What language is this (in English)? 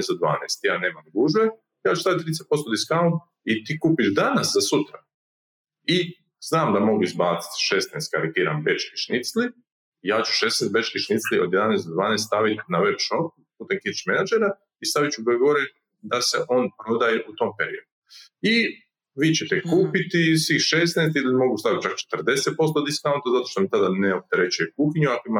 Croatian